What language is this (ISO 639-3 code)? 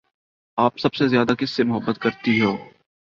urd